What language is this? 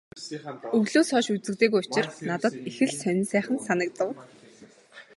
Mongolian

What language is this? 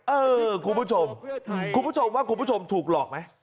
Thai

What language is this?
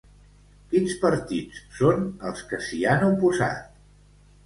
Catalan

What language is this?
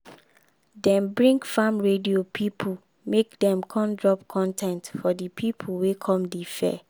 Nigerian Pidgin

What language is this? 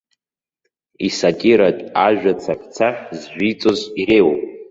Abkhazian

